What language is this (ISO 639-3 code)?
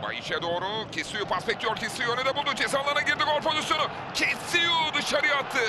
tur